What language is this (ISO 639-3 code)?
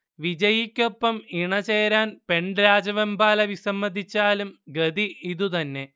mal